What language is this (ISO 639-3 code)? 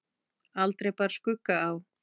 isl